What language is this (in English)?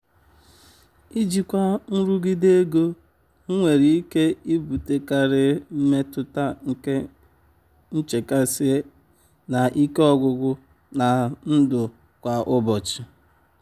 Igbo